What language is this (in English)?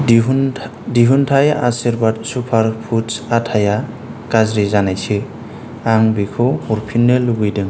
Bodo